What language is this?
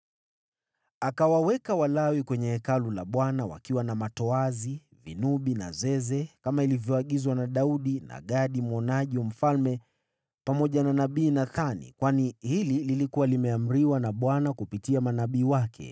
Swahili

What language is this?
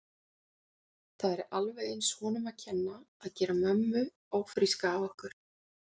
Icelandic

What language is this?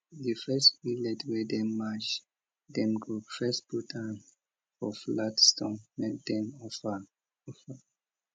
Nigerian Pidgin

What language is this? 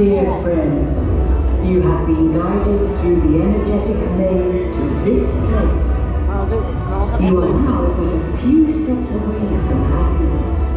Dutch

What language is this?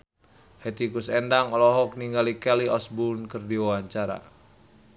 Sundanese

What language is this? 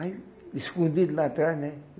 Portuguese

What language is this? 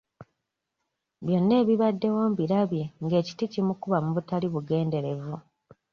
Ganda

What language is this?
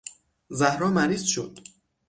Persian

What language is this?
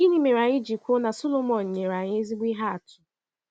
Igbo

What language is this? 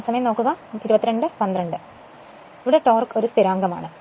Malayalam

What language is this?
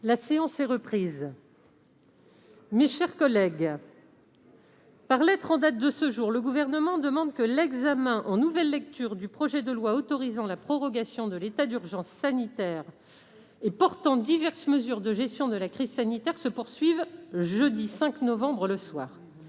French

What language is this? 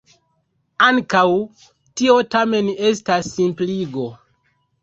Esperanto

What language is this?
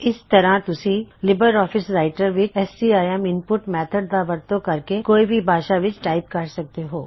Punjabi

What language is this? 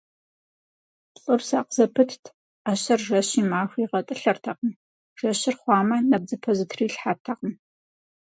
Kabardian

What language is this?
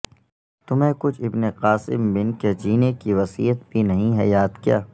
Urdu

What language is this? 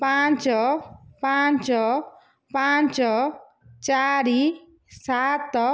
Odia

